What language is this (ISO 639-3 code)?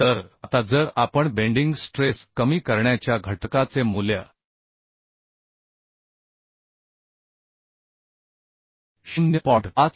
mar